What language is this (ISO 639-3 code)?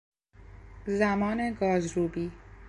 fas